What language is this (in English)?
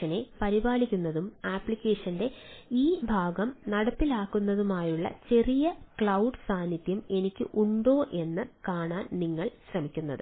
Malayalam